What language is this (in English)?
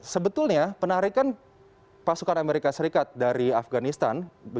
Indonesian